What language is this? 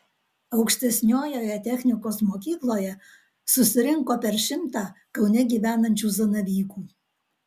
Lithuanian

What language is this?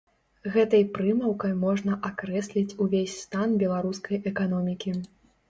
Belarusian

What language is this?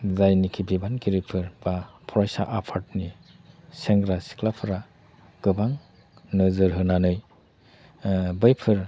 Bodo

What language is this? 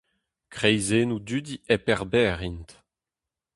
Breton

